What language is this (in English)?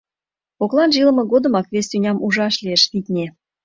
Mari